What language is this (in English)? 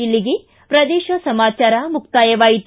Kannada